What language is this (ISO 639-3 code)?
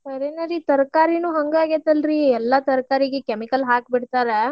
kan